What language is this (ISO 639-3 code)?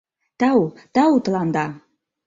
chm